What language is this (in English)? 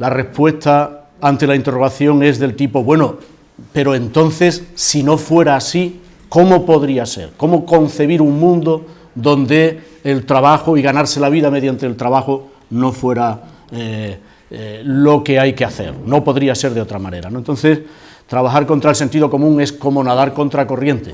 Spanish